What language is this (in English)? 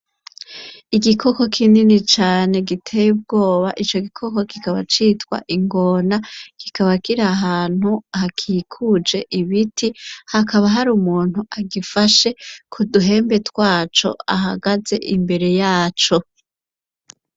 Rundi